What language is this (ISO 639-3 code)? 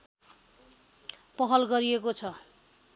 nep